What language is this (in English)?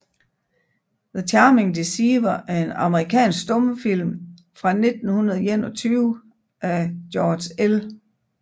Danish